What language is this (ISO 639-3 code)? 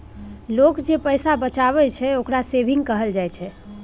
mai